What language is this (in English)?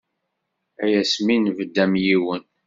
Kabyle